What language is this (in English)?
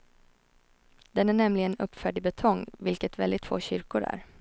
Swedish